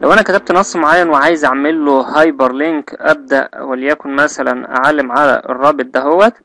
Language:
Arabic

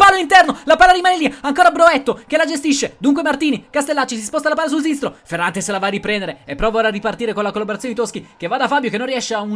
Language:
Italian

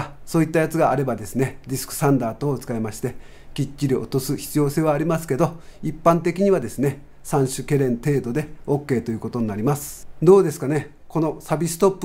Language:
Japanese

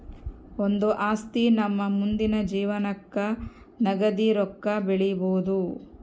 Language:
Kannada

